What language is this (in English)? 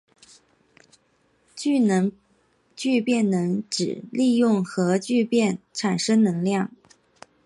Chinese